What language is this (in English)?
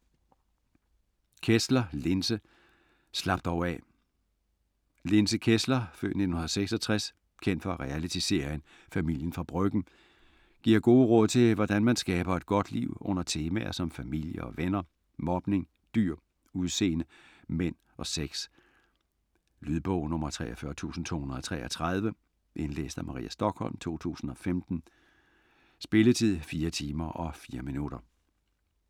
Danish